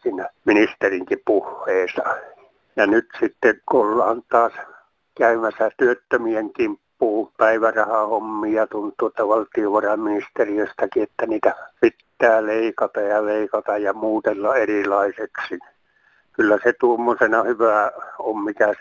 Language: Finnish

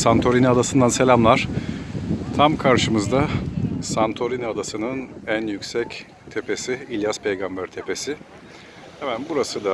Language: Turkish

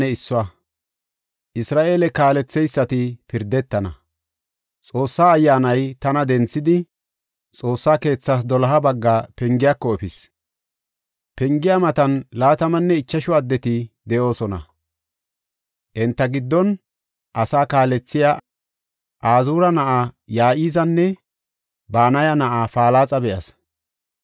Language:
Gofa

